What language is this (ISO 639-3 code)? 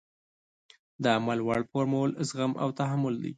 pus